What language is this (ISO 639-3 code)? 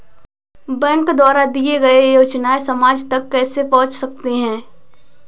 hin